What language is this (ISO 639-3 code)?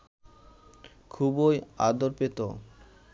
ben